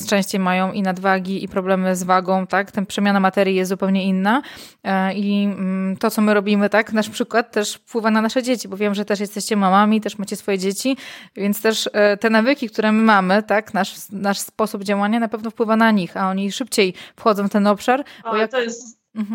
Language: Polish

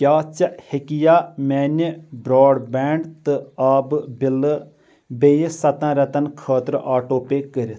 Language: Kashmiri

